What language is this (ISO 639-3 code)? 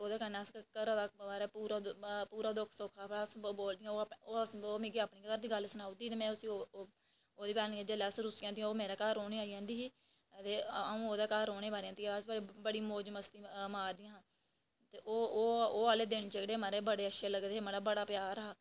doi